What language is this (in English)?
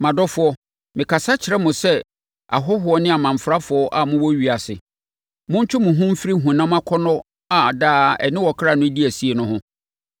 Akan